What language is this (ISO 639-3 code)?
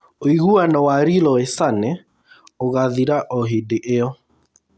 kik